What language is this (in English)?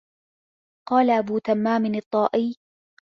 Arabic